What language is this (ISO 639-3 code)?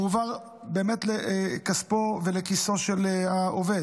heb